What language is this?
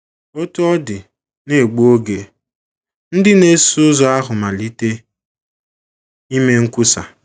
Igbo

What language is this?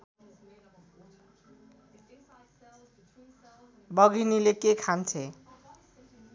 Nepali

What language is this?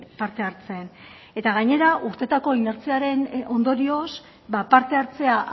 Basque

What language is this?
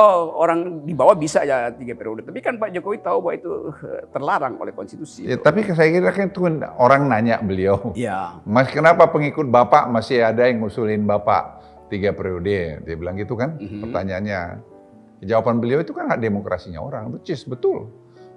Indonesian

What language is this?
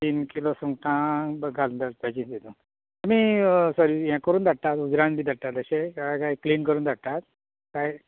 Konkani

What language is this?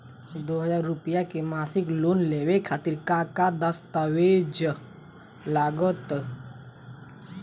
Bhojpuri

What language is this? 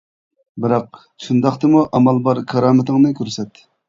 Uyghur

